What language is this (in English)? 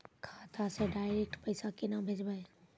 Maithili